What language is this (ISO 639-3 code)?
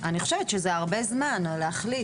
heb